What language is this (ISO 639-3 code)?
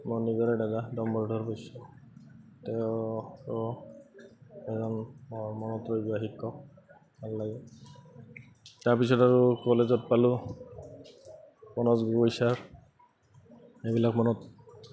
asm